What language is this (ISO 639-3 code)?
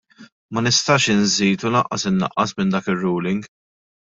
mlt